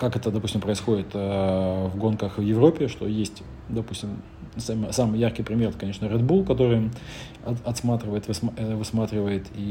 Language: Russian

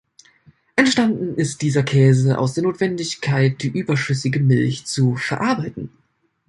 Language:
German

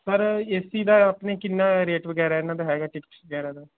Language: Punjabi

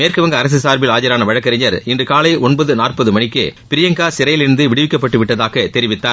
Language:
Tamil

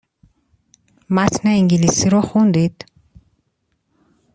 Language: Persian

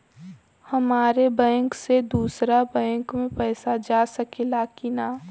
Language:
Bhojpuri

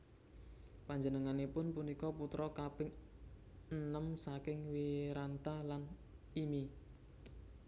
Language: Javanese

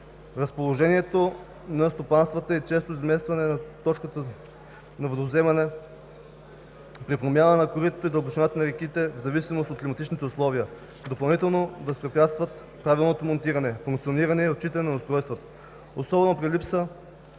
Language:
Bulgarian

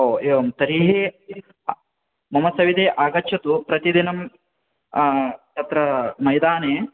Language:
Sanskrit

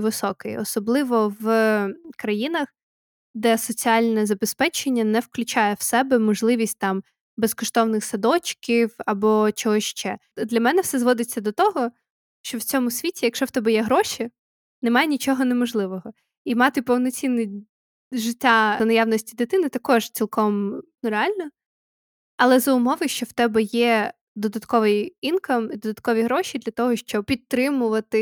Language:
Ukrainian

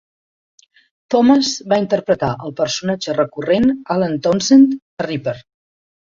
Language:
Catalan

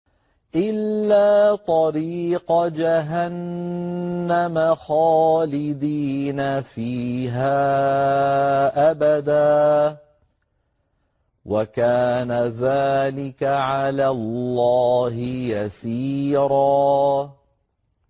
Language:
Arabic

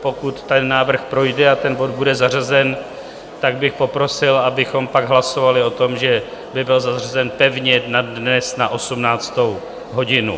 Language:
Czech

